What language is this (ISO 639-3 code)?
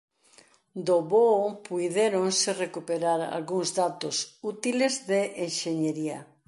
glg